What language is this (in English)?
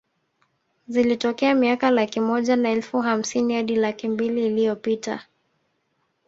Swahili